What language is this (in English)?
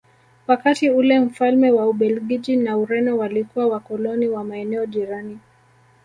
Swahili